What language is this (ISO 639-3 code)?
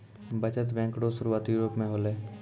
mai